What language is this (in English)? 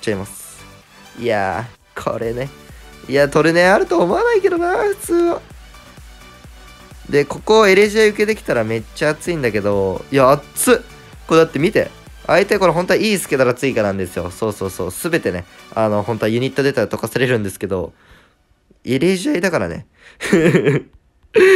Japanese